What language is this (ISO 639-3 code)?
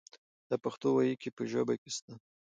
pus